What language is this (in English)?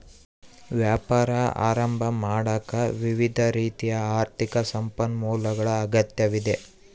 Kannada